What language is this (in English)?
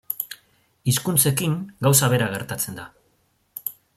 Basque